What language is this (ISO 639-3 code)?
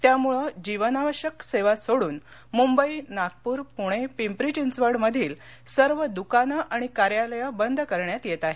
mar